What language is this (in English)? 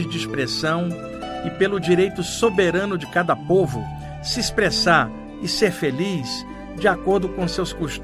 Portuguese